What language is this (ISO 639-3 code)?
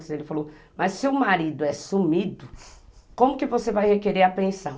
por